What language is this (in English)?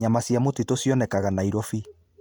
Kikuyu